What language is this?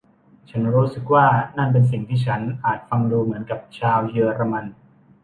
Thai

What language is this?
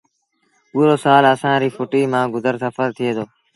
Sindhi Bhil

